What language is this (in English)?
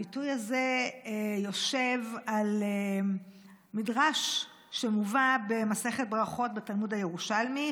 Hebrew